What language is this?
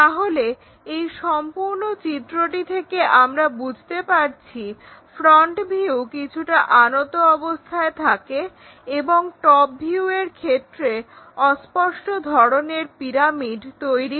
Bangla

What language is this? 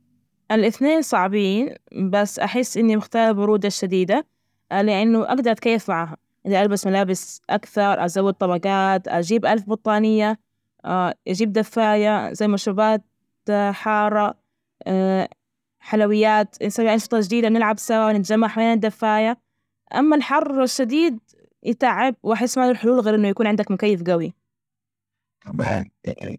Najdi Arabic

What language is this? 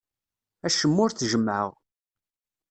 Kabyle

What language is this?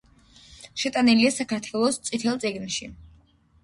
Georgian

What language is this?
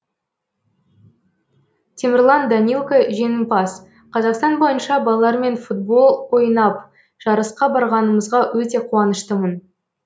Kazakh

